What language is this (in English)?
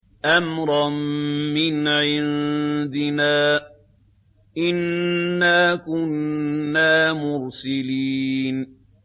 Arabic